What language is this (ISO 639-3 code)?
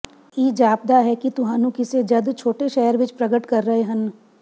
pan